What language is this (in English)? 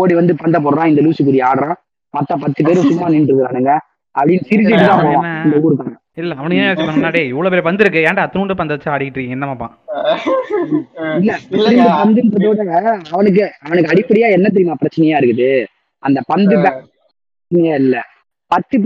Tamil